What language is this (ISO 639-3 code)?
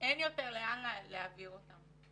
heb